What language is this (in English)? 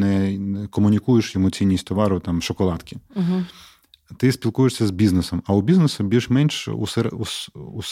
Ukrainian